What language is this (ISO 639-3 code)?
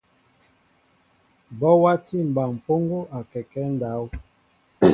mbo